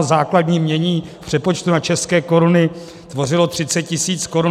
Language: Czech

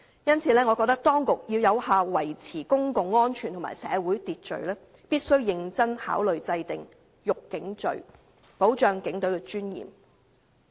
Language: Cantonese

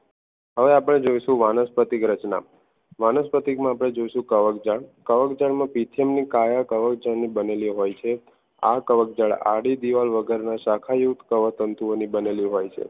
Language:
Gujarati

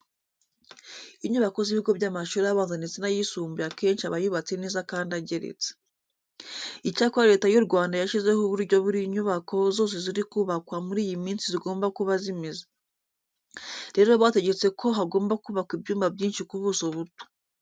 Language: Kinyarwanda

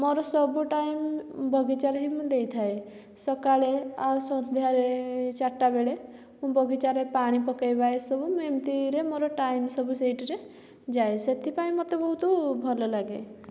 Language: Odia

